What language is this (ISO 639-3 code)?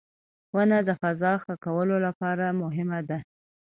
pus